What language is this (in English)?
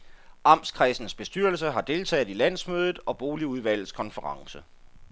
Danish